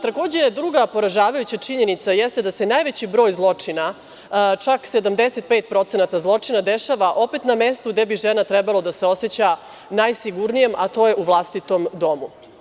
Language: Serbian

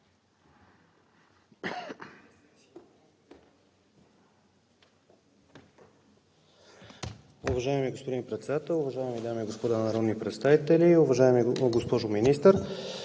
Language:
Bulgarian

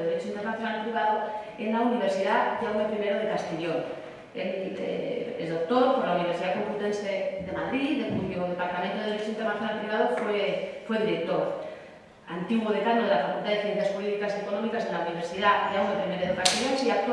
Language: Spanish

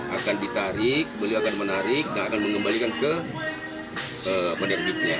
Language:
Indonesian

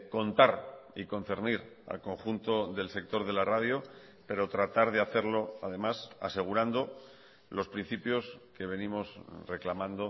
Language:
Spanish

